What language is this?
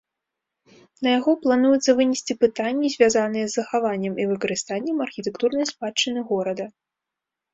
Belarusian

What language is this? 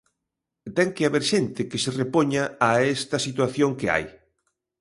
Galician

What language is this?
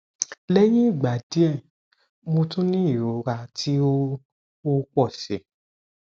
Yoruba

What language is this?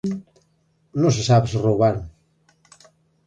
Galician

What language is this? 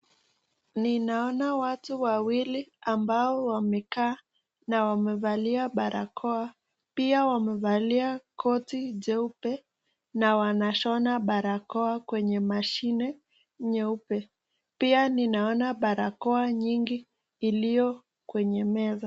Swahili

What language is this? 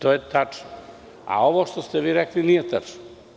Serbian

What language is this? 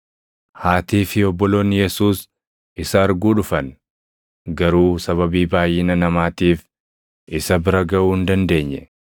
Oromo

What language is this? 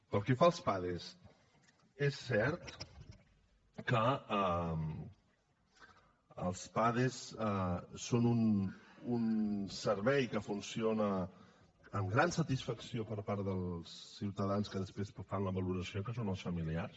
Catalan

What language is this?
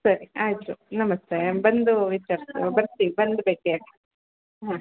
Kannada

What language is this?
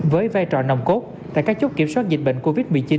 Vietnamese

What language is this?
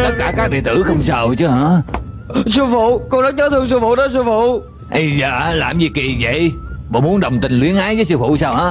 Vietnamese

